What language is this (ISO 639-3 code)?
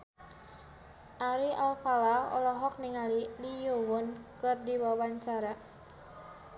sun